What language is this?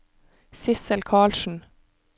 Norwegian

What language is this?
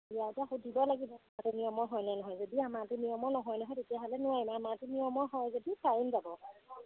Assamese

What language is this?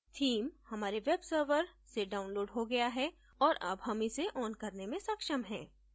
Hindi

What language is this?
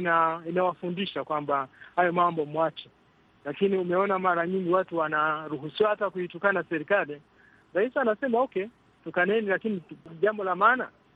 Swahili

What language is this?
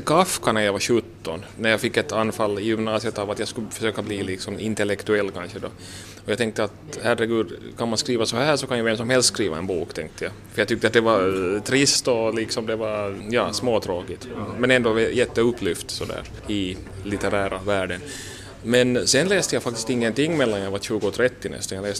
Swedish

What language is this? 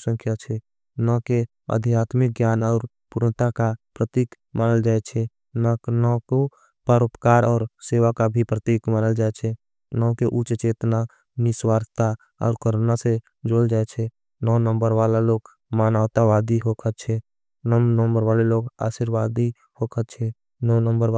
Angika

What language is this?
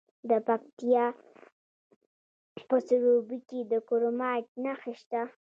Pashto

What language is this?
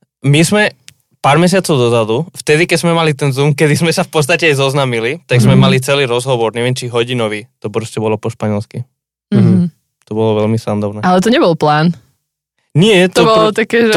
Slovak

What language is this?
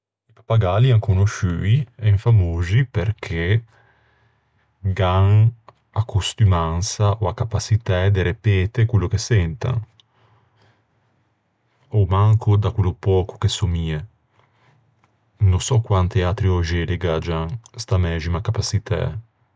Ligurian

